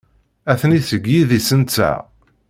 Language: Kabyle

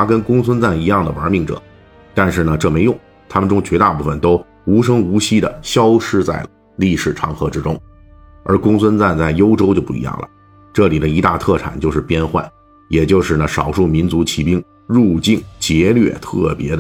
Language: Chinese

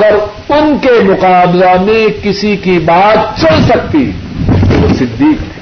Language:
Urdu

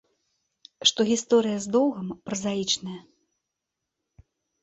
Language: Belarusian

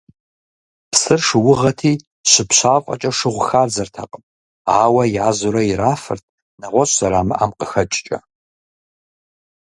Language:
Kabardian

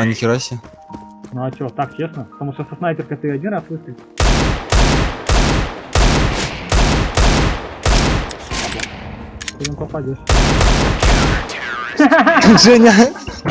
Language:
Russian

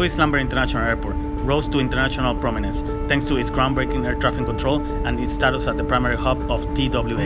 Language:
English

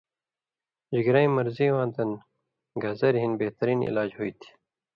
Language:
Indus Kohistani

